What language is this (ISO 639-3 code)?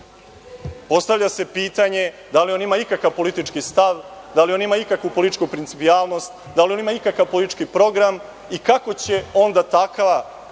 srp